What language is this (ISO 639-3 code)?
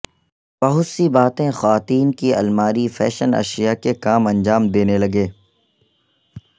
urd